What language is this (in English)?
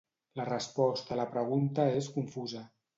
Catalan